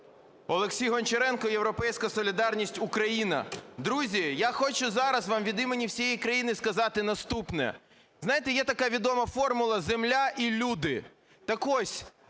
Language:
Ukrainian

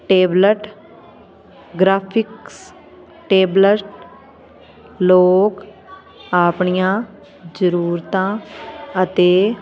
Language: Punjabi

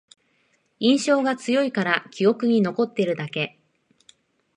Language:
Japanese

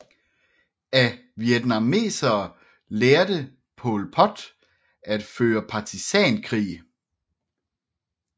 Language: Danish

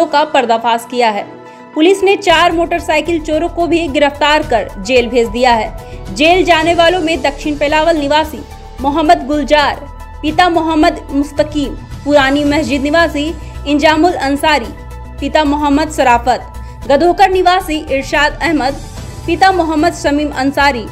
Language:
Hindi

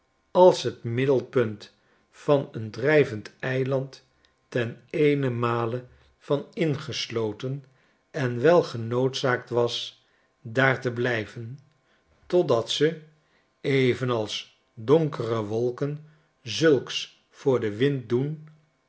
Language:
Dutch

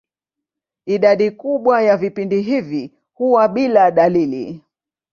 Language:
Swahili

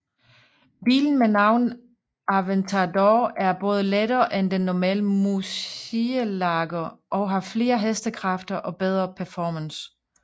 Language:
Danish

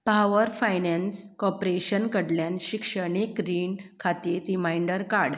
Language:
Konkani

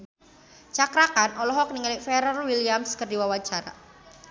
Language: Sundanese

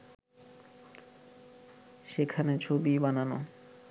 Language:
Bangla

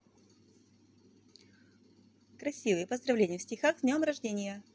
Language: Russian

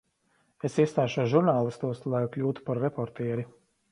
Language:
Latvian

